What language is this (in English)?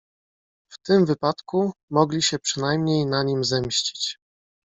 Polish